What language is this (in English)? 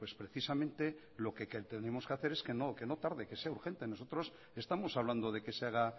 Spanish